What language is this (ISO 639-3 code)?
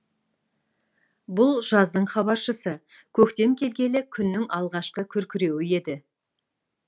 kaz